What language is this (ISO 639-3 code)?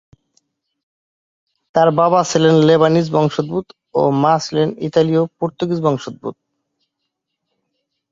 ben